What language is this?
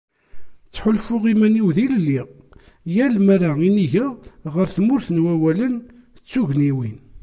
Kabyle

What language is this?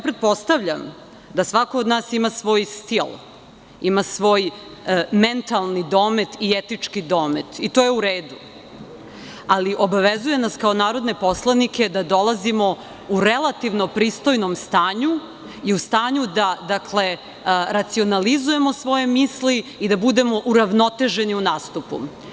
Serbian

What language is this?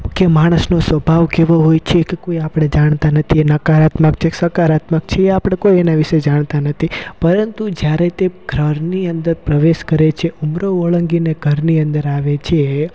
Gujarati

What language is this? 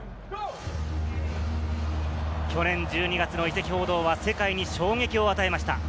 Japanese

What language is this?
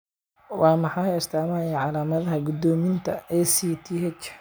Somali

